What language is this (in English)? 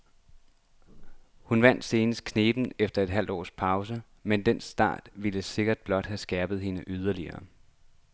Danish